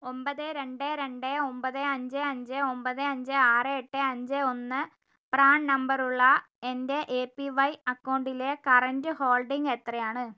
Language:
Malayalam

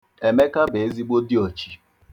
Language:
Igbo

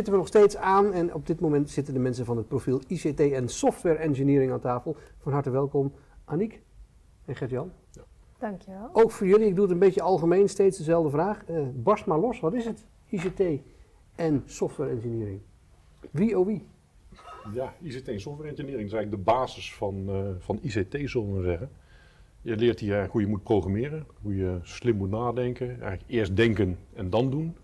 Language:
Dutch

